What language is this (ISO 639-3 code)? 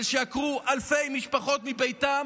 heb